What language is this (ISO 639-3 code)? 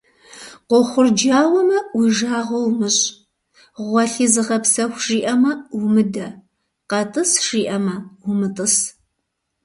kbd